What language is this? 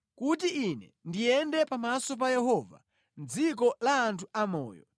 Nyanja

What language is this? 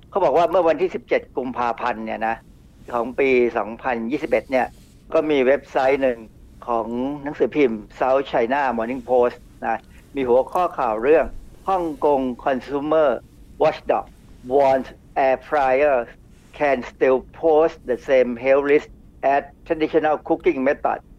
Thai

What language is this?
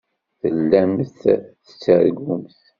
Kabyle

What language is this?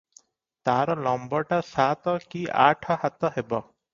Odia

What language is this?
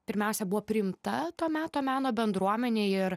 Lithuanian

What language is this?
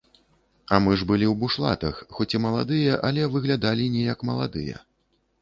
Belarusian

